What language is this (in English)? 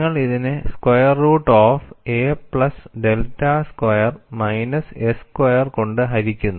Malayalam